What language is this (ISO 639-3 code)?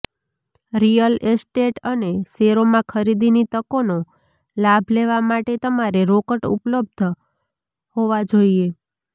guj